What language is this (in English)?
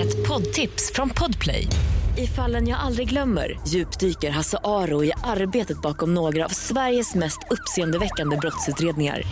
Swedish